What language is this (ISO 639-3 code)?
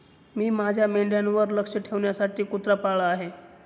mar